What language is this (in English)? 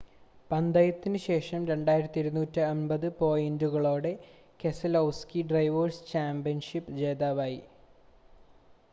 Malayalam